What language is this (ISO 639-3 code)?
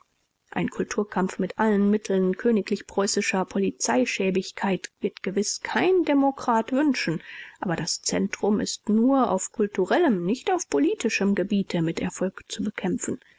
deu